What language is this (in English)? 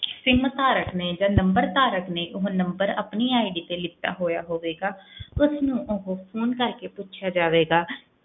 Punjabi